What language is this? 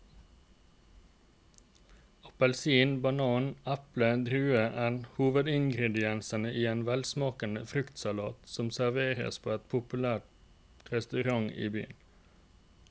Norwegian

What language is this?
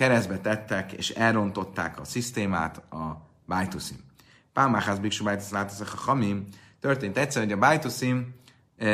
Hungarian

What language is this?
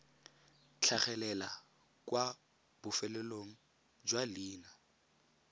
Tswana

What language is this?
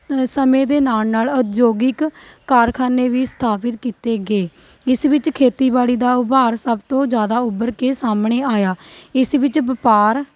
Punjabi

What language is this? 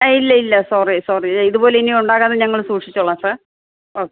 Malayalam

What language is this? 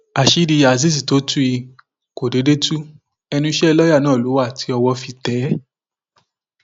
Yoruba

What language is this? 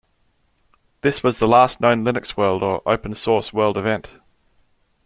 English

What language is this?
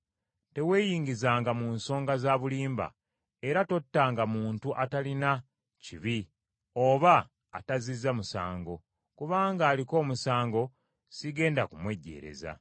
Ganda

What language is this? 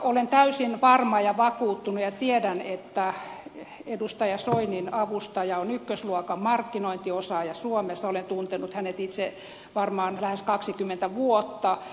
Finnish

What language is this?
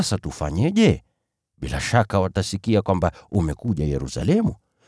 Swahili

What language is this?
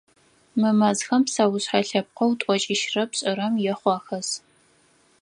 Adyghe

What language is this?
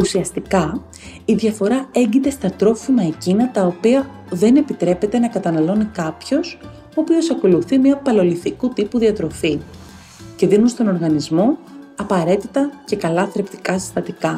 Greek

